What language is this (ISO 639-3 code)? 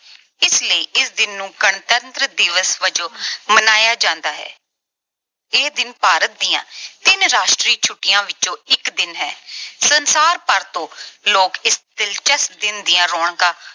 pan